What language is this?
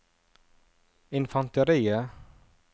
Norwegian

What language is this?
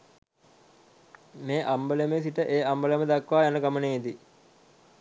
Sinhala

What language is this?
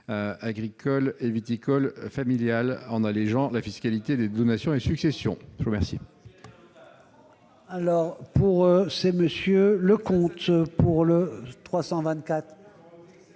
French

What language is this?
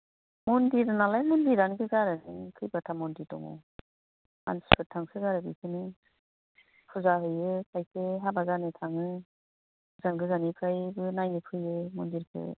Bodo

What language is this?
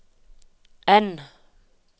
Norwegian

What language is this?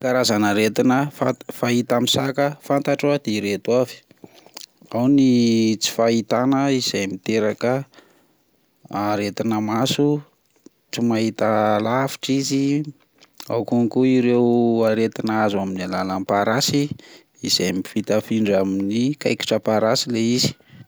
Malagasy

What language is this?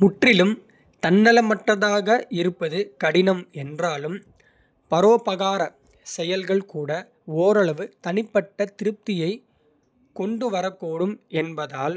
Kota (India)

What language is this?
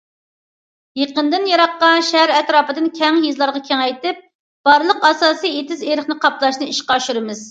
Uyghur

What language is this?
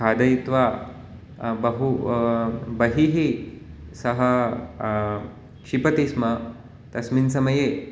Sanskrit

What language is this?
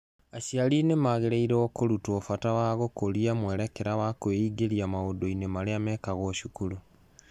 Kikuyu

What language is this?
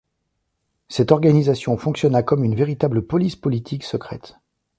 French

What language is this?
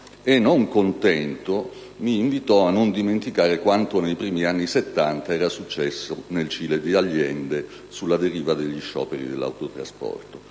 Italian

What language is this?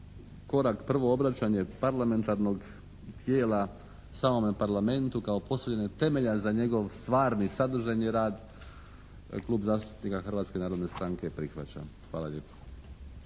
Croatian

